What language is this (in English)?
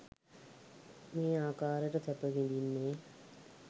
Sinhala